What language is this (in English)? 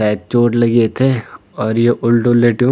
Garhwali